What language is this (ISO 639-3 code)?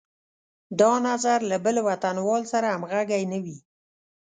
pus